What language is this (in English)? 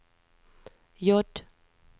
Norwegian